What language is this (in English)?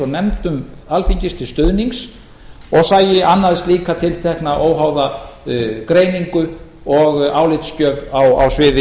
Icelandic